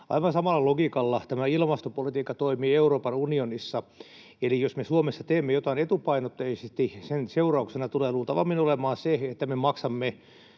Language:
Finnish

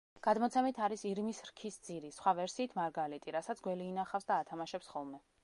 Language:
Georgian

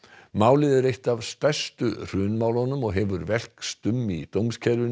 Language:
Icelandic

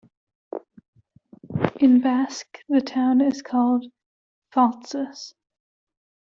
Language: English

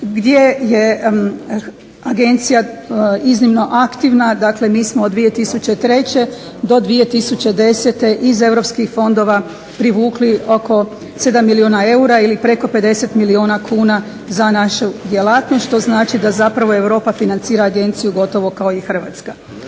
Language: Croatian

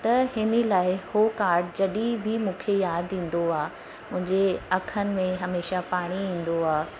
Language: Sindhi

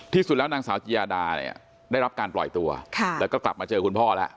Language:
Thai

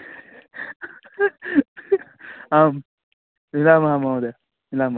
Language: Sanskrit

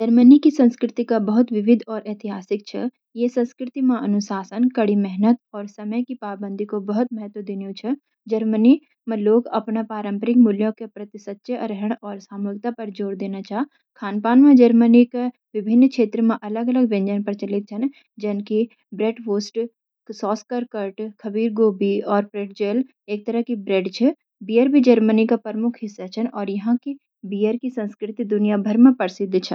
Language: Garhwali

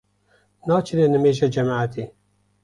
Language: Kurdish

